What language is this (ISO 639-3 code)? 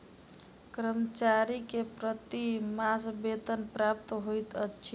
mai